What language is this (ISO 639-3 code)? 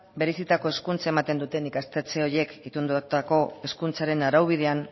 eus